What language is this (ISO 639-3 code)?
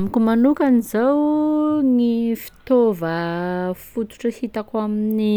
skg